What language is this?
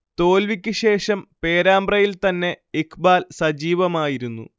Malayalam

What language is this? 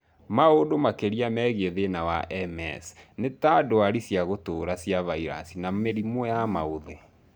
Kikuyu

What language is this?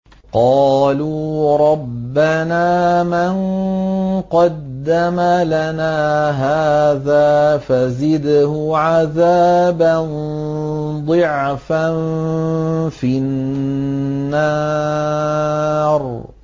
Arabic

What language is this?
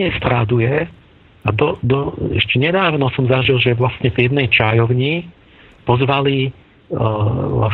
Slovak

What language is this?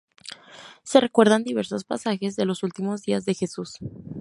Spanish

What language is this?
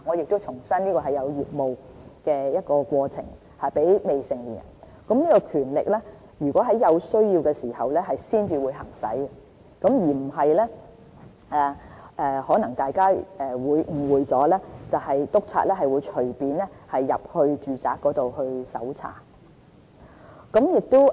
Cantonese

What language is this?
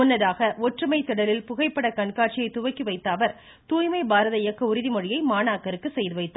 Tamil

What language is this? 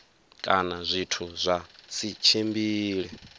Venda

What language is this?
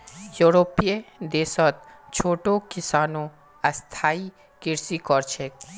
Magahi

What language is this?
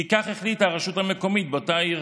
Hebrew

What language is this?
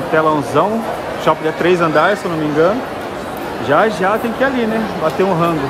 Portuguese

